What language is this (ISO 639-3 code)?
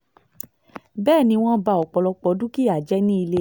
yor